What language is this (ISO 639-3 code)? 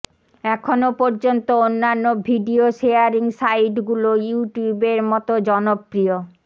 ben